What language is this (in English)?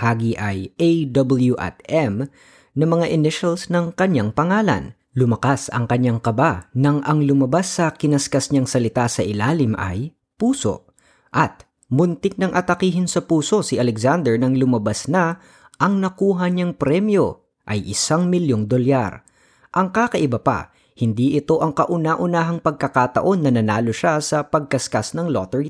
Filipino